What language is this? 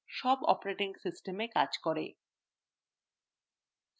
Bangla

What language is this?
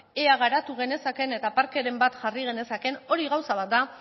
Basque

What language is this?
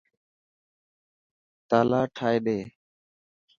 Dhatki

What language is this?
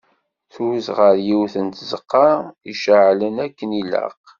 Kabyle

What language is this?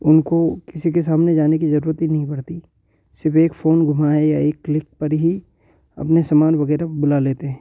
Hindi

